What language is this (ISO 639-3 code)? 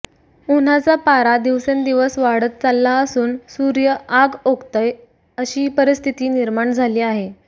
mar